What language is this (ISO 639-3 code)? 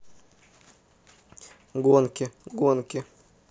rus